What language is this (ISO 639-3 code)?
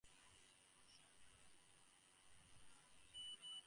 eng